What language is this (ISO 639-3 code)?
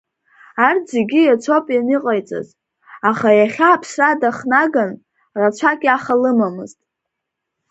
abk